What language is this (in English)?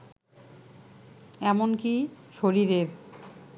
Bangla